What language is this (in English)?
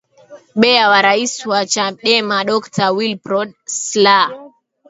Swahili